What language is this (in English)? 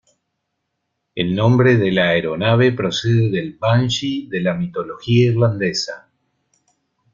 Spanish